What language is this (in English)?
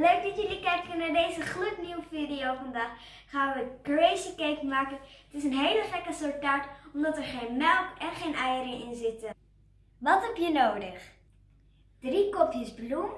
Dutch